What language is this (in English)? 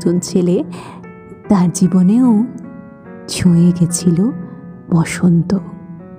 Bangla